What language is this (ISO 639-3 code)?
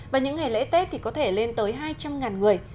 vie